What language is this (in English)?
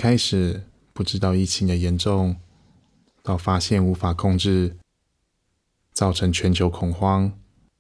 Chinese